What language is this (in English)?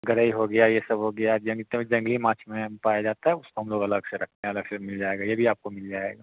Hindi